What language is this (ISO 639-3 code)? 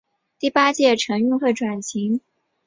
zho